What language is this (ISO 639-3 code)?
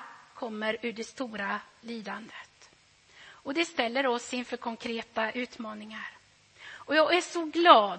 swe